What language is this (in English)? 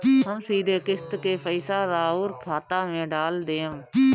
Bhojpuri